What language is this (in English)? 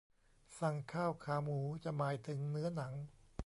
Thai